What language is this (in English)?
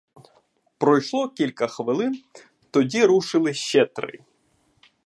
Ukrainian